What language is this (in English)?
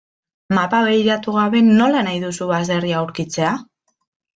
Basque